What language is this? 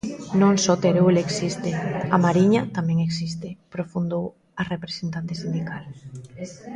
Galician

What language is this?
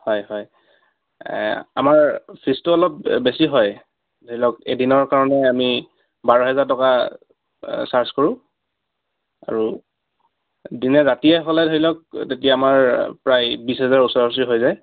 Assamese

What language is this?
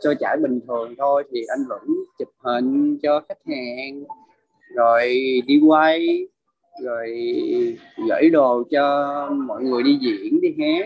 Vietnamese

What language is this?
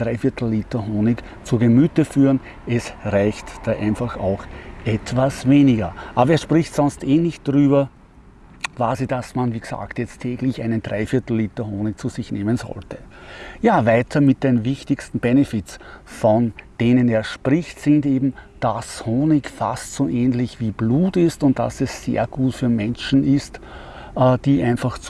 German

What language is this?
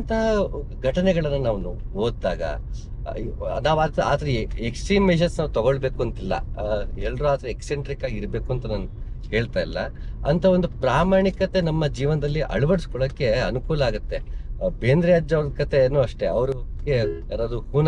Kannada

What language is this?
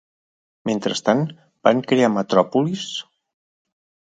Catalan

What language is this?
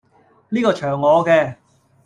Cantonese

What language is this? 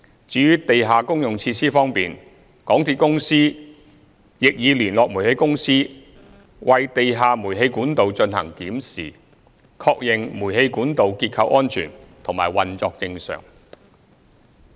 Cantonese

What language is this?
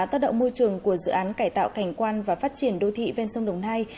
Vietnamese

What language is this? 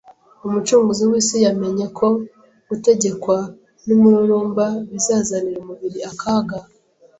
Kinyarwanda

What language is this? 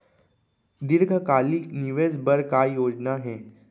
Chhattisgarhi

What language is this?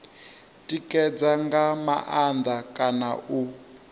Venda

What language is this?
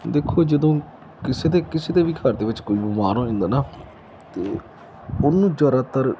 Punjabi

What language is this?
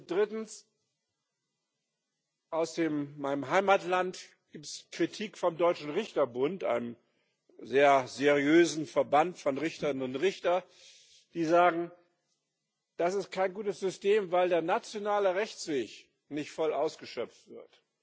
German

